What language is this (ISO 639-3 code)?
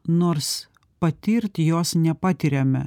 lit